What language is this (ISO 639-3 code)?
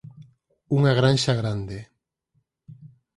glg